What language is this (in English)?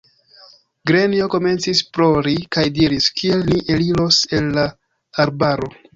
Esperanto